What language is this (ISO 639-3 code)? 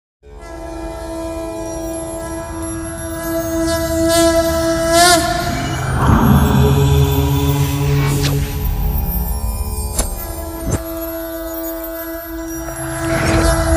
ara